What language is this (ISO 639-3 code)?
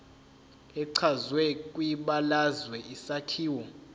zul